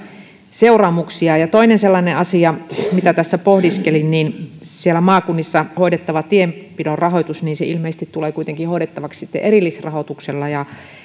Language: Finnish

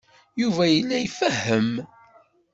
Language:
Kabyle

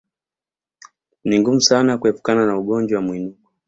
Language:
Swahili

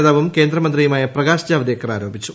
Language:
Malayalam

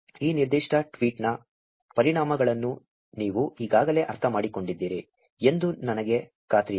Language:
Kannada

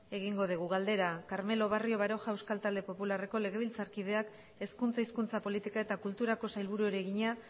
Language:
Basque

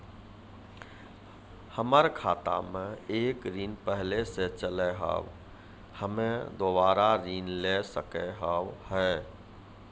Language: Maithili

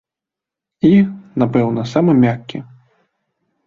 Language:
Belarusian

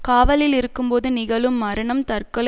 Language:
Tamil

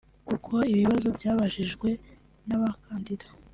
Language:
Kinyarwanda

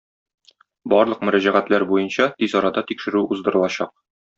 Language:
Tatar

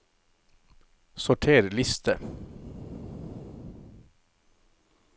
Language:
Norwegian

